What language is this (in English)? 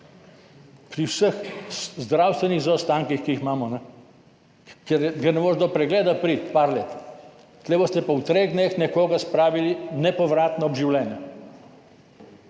Slovenian